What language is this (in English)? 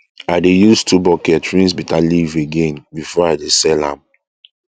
Nigerian Pidgin